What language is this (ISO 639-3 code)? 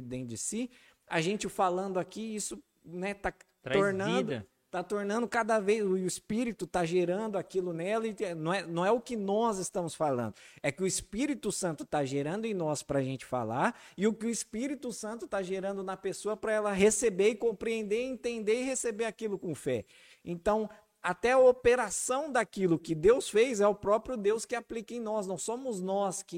por